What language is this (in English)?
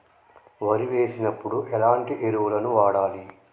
Telugu